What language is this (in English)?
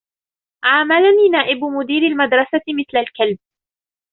Arabic